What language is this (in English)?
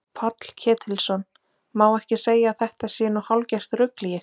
Icelandic